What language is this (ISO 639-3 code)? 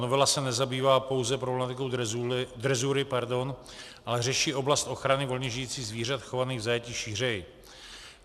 ces